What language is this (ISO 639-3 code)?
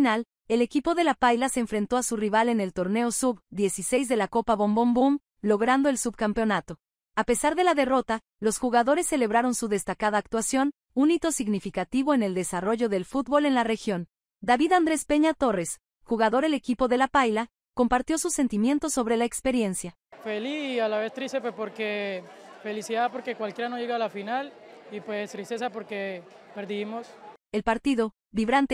spa